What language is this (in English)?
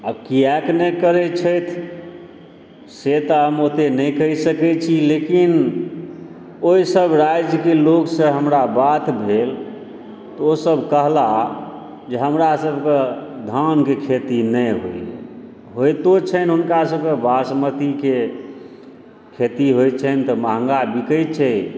Maithili